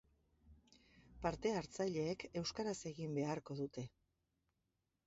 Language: Basque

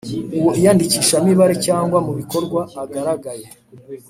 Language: Kinyarwanda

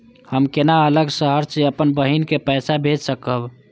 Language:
Maithili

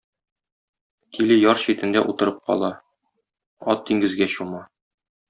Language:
Tatar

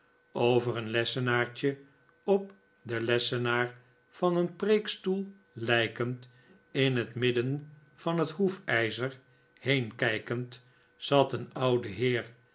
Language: Dutch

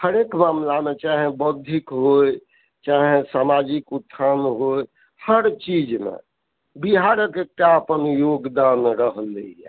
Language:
Maithili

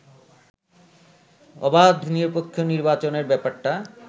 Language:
Bangla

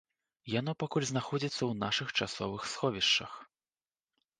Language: Belarusian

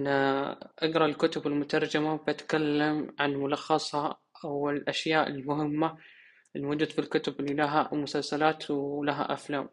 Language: Arabic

